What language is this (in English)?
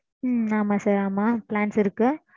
Tamil